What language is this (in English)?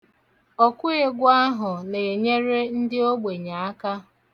Igbo